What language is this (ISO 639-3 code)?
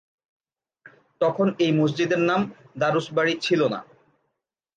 ben